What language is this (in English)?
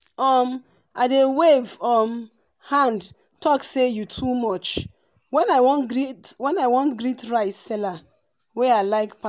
Nigerian Pidgin